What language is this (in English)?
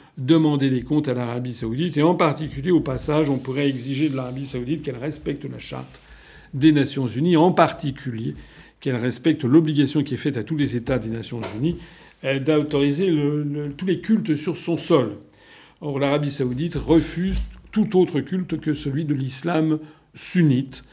French